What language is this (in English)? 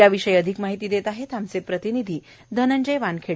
Marathi